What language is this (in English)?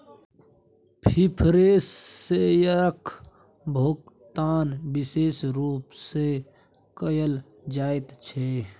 Maithili